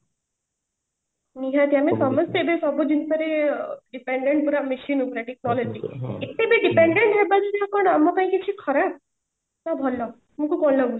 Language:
Odia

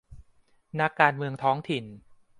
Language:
Thai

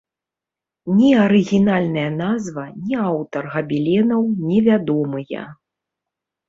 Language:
Belarusian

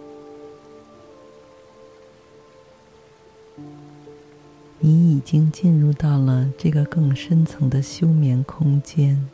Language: Chinese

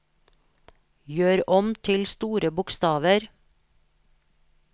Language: Norwegian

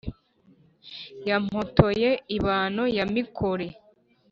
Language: Kinyarwanda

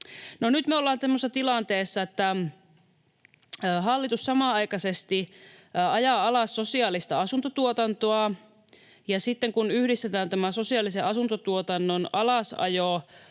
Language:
Finnish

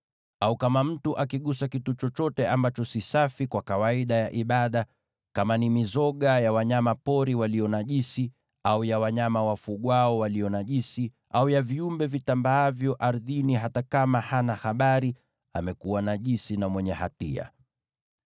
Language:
Swahili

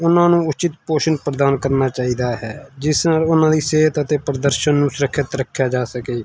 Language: Punjabi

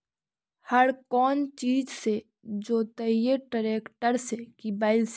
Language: Magahi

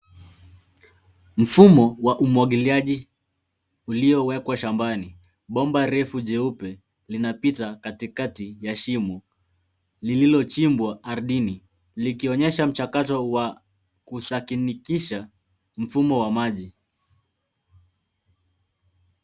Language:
Swahili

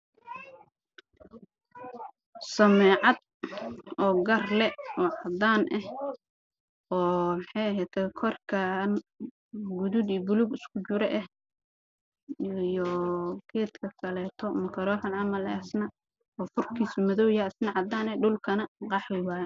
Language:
Somali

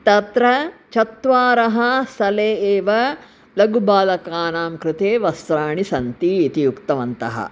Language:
Sanskrit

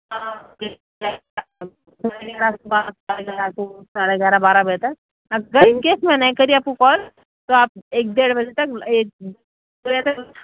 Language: Urdu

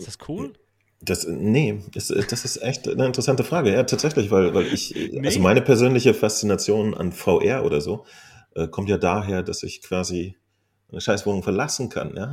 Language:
German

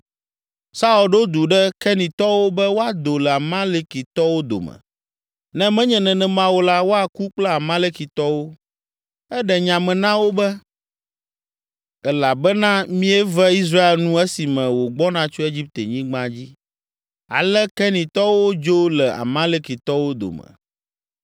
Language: Ewe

